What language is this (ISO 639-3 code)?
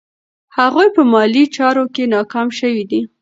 pus